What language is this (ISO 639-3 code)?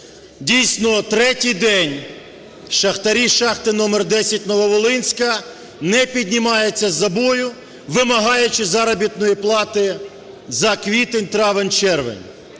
ukr